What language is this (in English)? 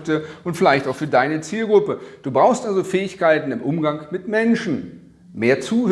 German